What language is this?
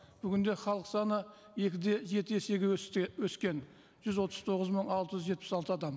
Kazakh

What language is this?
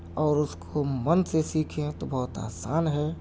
Urdu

